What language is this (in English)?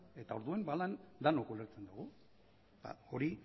Basque